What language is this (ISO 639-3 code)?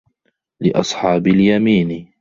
ara